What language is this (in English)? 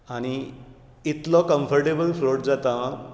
Konkani